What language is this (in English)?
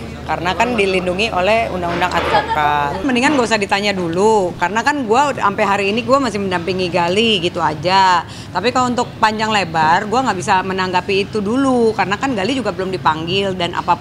Indonesian